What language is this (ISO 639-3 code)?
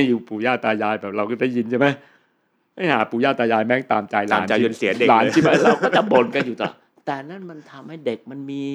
tha